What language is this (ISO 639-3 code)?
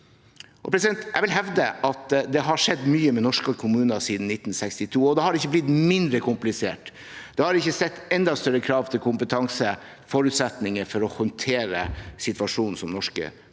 nor